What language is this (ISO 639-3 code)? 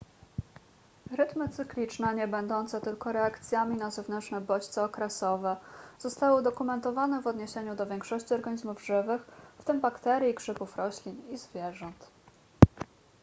pol